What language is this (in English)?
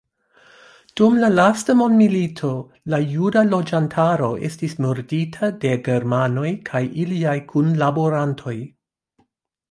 Esperanto